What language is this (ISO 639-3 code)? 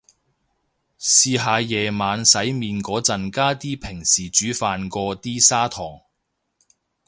yue